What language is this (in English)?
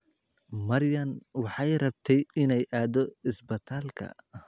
Somali